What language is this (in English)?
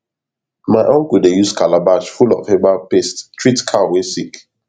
Nigerian Pidgin